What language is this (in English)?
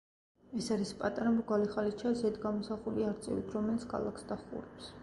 Georgian